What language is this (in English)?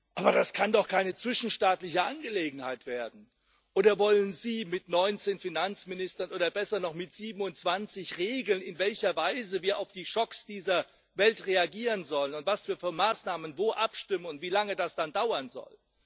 German